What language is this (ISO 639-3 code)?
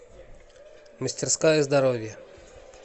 rus